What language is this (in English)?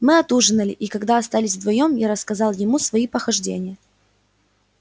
Russian